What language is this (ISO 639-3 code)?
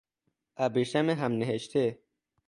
fas